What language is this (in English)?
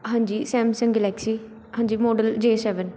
Punjabi